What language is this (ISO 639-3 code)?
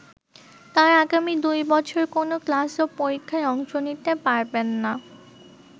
ben